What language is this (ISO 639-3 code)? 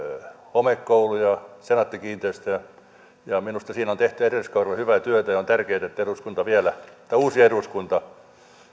fin